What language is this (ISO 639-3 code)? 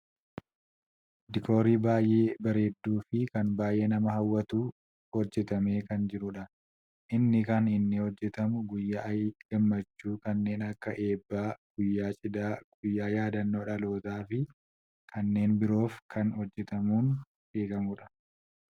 orm